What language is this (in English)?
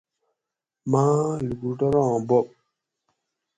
Gawri